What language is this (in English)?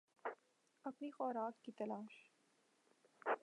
Urdu